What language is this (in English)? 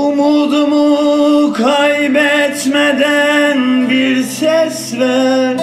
Turkish